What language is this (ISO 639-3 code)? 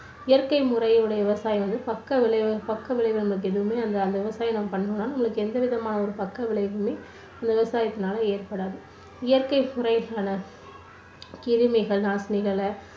tam